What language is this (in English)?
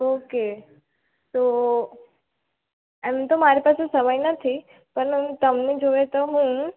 Gujarati